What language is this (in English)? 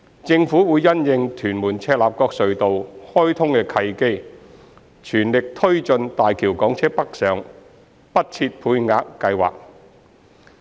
Cantonese